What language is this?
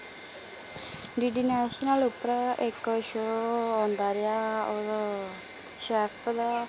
Dogri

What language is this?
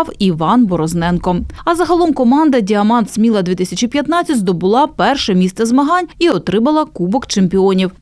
Ukrainian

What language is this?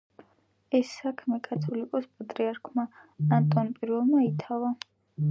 Georgian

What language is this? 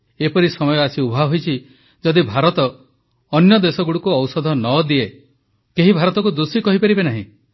Odia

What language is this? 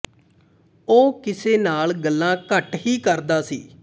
Punjabi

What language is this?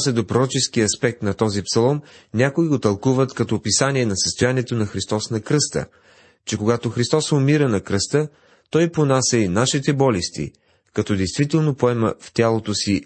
Bulgarian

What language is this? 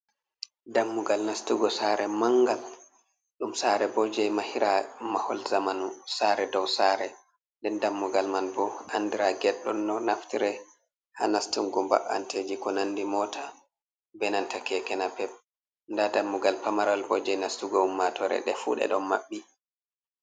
Fula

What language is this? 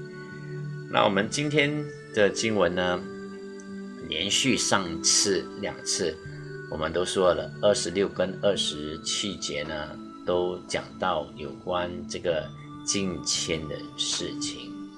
Chinese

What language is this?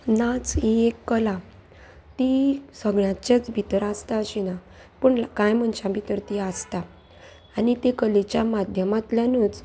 Konkani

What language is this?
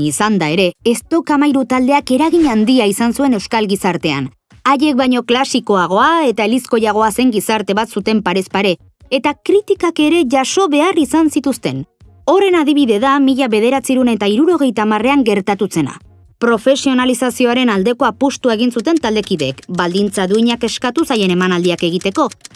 Basque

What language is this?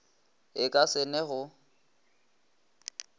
Northern Sotho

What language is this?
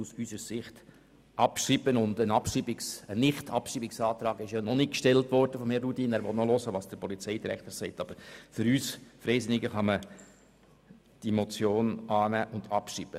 Swiss German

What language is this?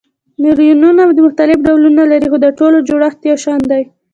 Pashto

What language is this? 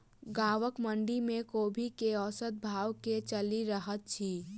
Maithili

